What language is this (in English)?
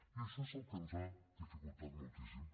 Catalan